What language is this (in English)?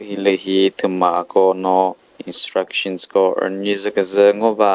Chokri Naga